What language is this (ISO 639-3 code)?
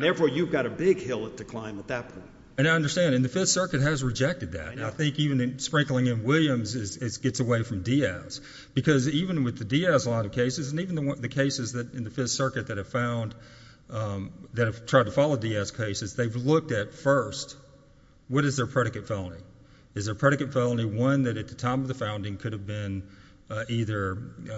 eng